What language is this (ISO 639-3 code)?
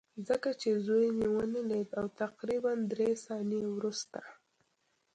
pus